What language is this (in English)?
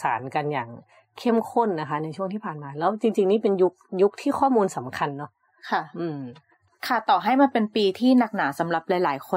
Thai